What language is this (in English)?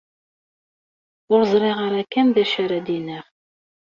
Kabyle